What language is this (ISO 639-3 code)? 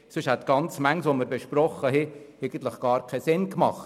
gsw